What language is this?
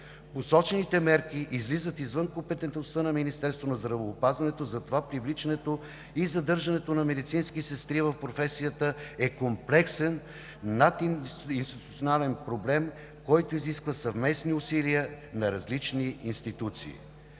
Bulgarian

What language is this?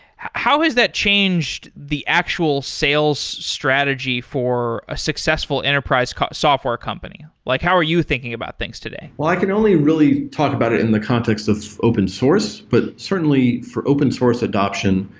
English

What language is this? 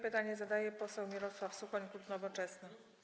Polish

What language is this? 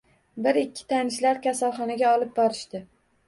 Uzbek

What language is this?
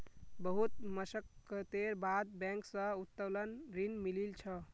Magahi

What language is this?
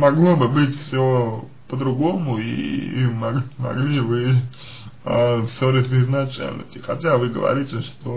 Russian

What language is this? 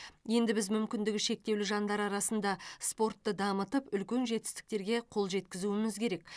Kazakh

